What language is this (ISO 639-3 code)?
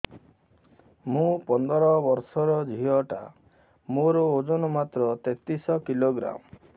ori